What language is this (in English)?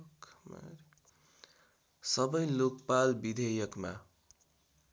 Nepali